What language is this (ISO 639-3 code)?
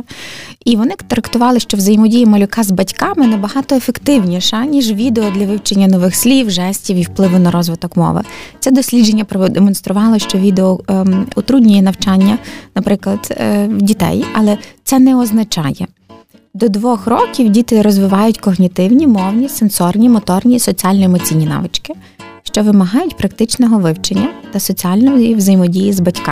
ukr